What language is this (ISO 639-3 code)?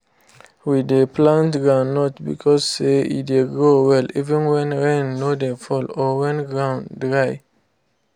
pcm